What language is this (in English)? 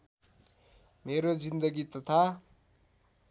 Nepali